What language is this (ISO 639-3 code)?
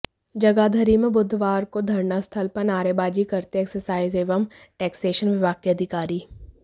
hin